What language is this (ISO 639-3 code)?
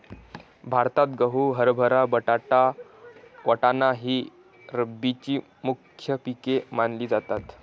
mar